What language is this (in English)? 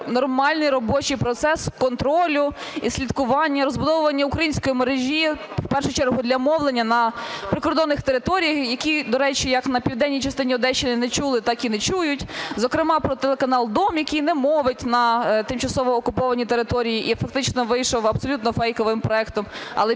Ukrainian